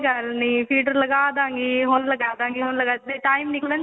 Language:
Punjabi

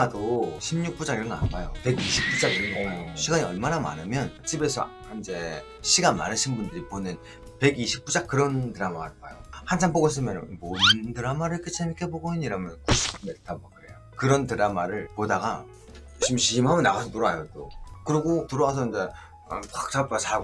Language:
Korean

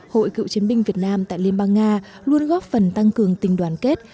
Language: Vietnamese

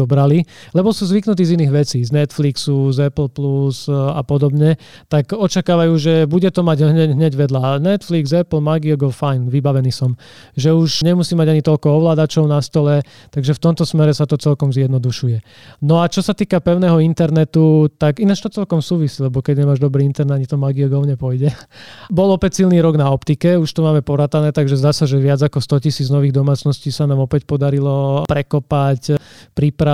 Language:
Slovak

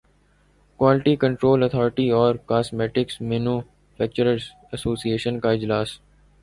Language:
Urdu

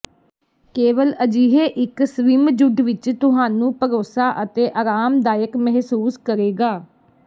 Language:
Punjabi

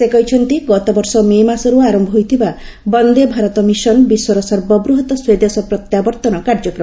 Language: Odia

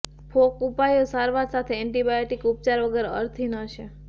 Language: Gujarati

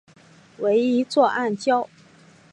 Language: Chinese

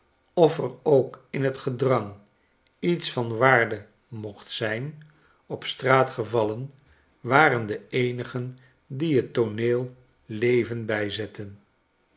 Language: Dutch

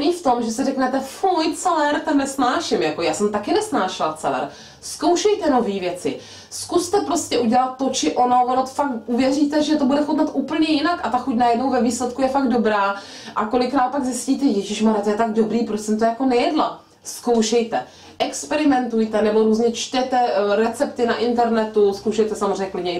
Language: Czech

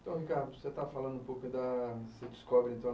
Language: Portuguese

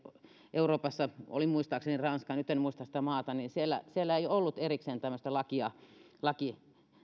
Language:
Finnish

